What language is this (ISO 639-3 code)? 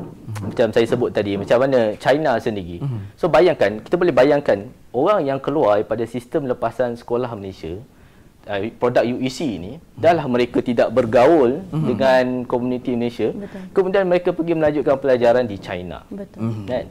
msa